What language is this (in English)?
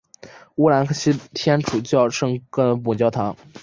Chinese